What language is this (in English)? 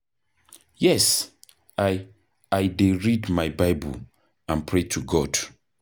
Nigerian Pidgin